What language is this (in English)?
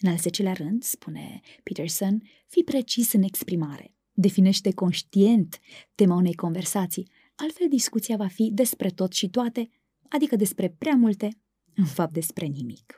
Romanian